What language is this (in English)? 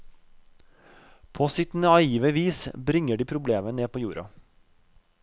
Norwegian